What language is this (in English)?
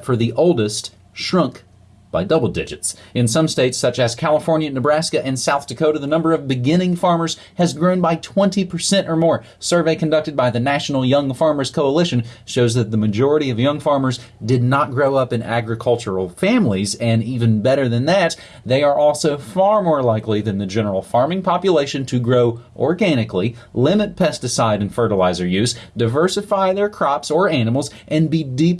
English